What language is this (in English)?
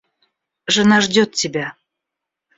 Russian